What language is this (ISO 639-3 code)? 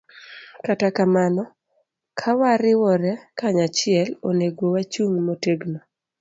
luo